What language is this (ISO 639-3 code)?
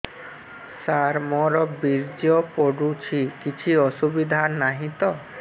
ori